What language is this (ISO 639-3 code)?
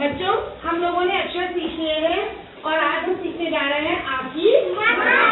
hin